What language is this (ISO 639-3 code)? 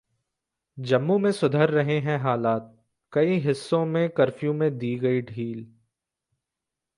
hin